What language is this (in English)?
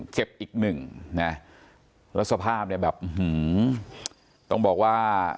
Thai